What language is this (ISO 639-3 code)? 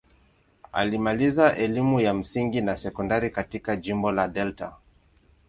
swa